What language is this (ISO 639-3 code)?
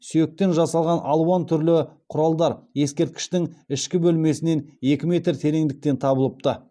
kaz